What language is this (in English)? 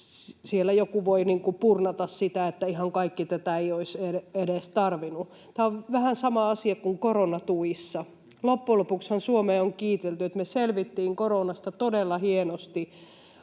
Finnish